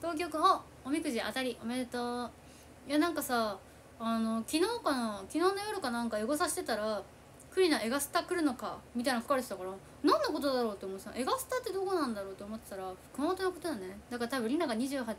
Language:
Japanese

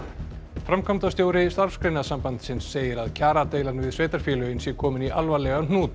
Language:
Icelandic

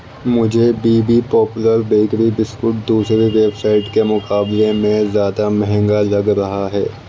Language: Urdu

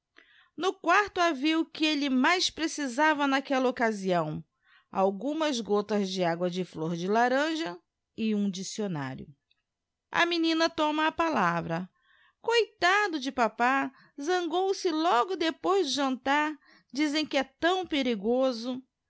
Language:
Portuguese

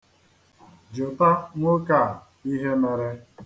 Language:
Igbo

